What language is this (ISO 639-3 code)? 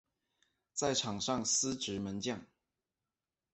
zho